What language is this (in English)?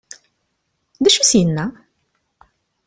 Kabyle